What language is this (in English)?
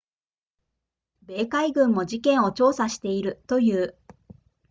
Japanese